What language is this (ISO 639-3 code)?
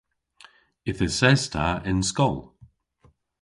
cor